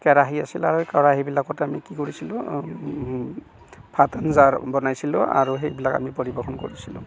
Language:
Assamese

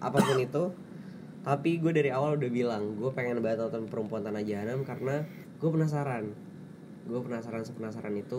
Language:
Indonesian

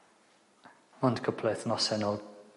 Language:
Welsh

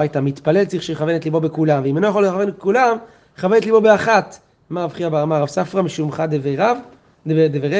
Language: Hebrew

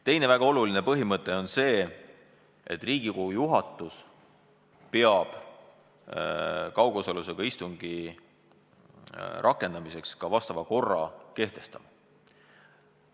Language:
Estonian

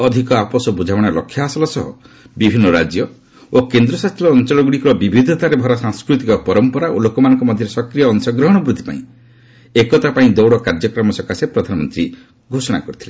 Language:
Odia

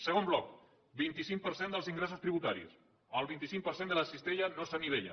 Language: Catalan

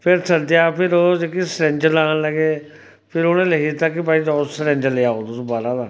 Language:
Dogri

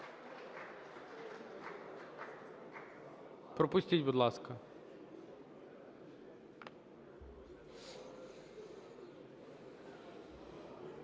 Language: Ukrainian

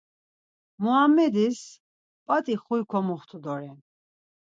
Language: Laz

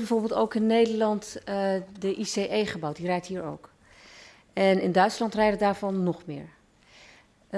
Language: Dutch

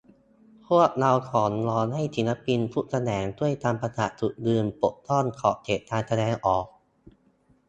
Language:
Thai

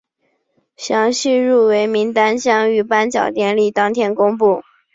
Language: Chinese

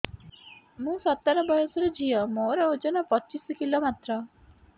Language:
Odia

